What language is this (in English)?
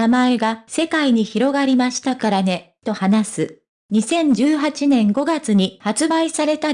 Japanese